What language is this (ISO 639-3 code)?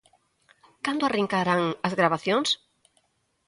glg